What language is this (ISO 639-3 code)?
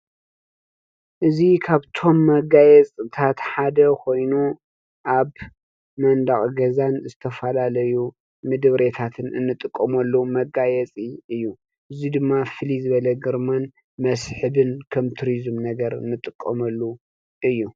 tir